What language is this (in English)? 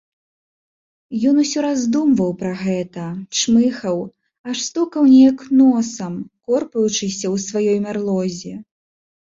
Belarusian